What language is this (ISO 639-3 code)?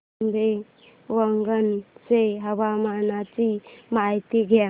mar